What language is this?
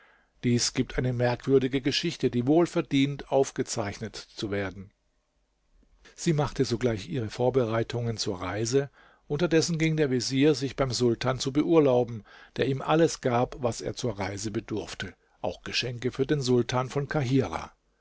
German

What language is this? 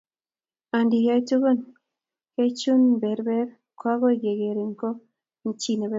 Kalenjin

